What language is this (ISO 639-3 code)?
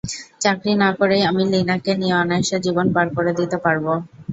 ben